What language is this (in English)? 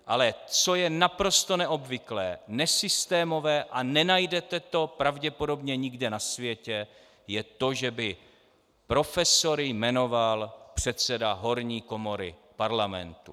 Czech